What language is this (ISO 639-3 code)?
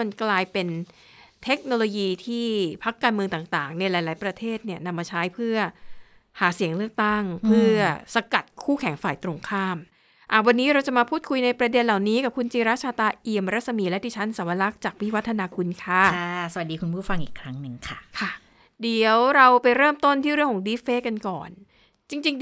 tha